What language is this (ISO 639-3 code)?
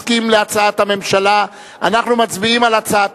heb